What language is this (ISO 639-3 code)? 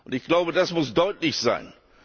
deu